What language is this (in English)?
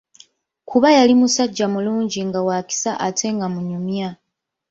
Ganda